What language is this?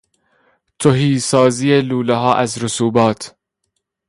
Persian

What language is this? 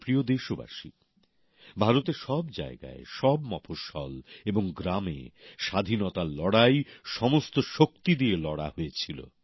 Bangla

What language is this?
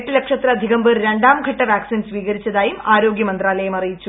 Malayalam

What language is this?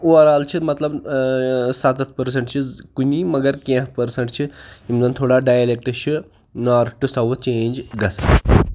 Kashmiri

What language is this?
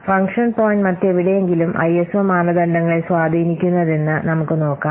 Malayalam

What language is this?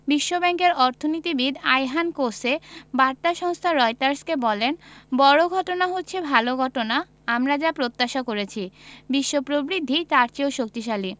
Bangla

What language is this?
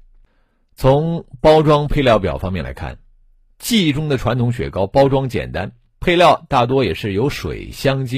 Chinese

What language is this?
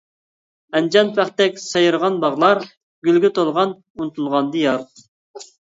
Uyghur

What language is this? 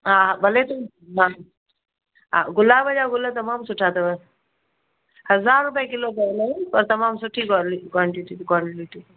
Sindhi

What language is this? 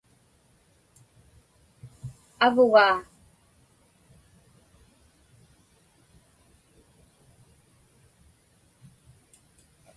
Inupiaq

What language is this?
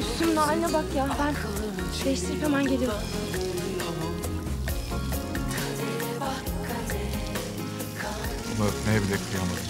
Turkish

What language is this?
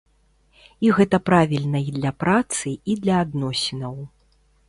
Belarusian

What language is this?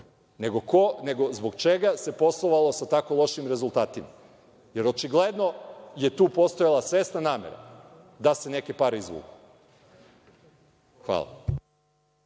Serbian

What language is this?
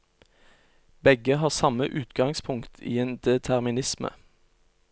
Norwegian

